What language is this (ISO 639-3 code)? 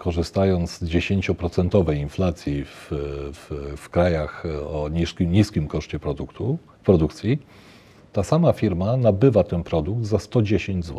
pol